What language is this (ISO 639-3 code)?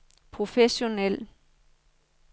dan